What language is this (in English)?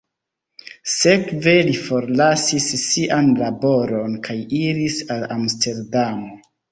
Esperanto